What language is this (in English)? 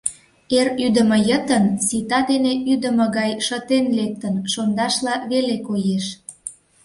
Mari